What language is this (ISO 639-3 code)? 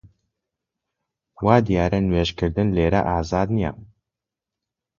ckb